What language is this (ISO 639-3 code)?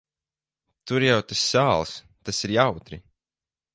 lav